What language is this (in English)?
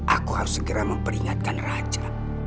Indonesian